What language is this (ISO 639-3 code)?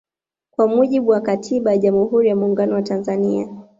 swa